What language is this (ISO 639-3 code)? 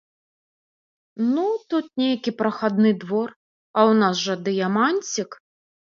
bel